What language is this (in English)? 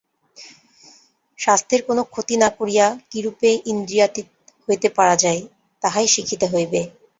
Bangla